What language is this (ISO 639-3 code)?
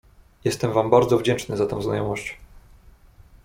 pol